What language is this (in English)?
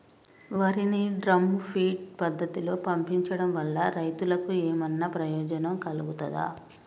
Telugu